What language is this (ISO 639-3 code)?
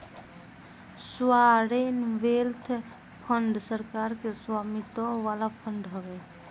bho